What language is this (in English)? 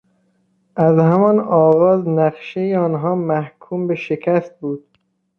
Persian